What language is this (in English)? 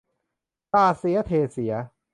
Thai